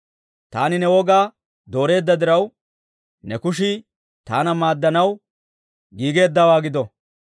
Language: Dawro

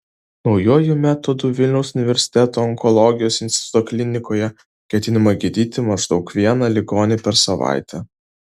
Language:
Lithuanian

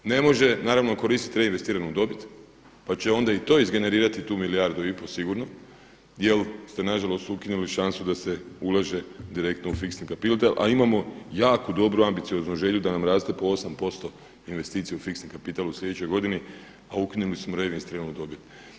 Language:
Croatian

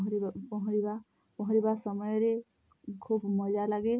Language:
Odia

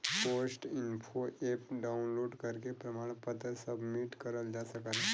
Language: Bhojpuri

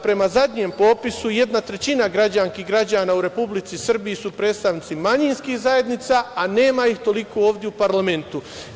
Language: Serbian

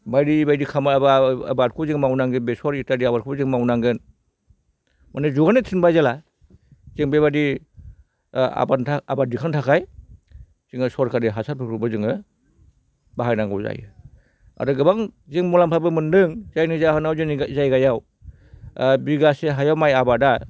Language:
Bodo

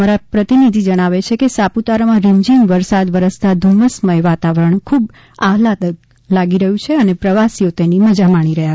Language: Gujarati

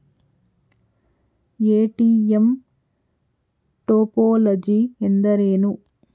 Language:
Kannada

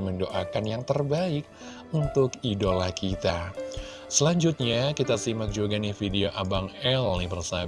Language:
Indonesian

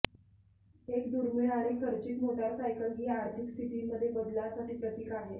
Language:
Marathi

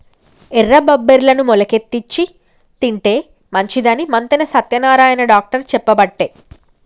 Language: Telugu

